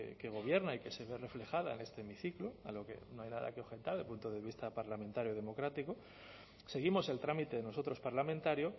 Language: Spanish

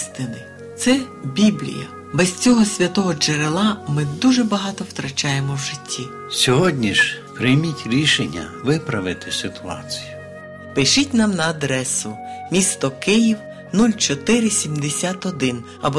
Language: Ukrainian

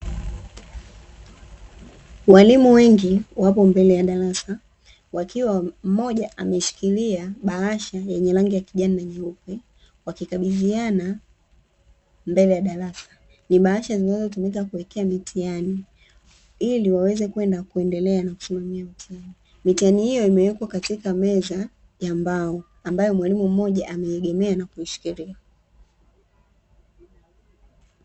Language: Swahili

